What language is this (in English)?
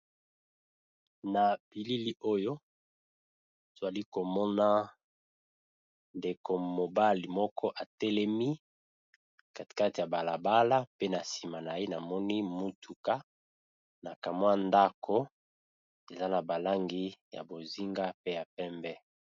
Lingala